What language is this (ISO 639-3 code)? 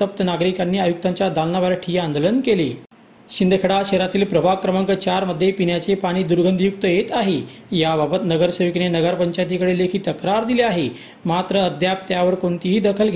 mar